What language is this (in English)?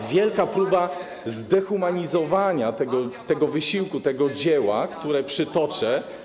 Polish